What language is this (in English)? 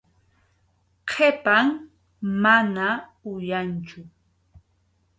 Arequipa-La Unión Quechua